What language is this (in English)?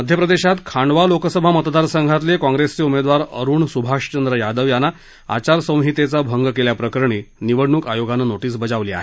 Marathi